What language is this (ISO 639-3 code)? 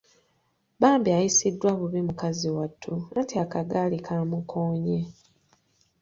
lug